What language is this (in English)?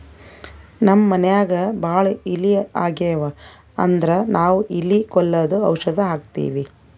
Kannada